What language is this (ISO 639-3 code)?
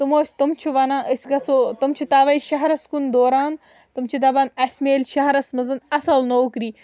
kas